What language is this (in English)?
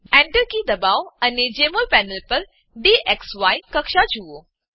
Gujarati